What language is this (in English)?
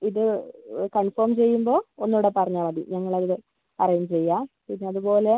Malayalam